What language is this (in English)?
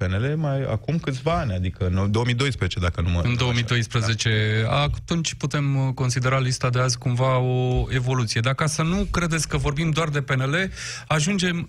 Romanian